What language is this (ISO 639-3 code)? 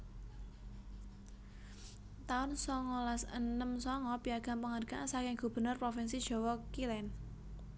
jav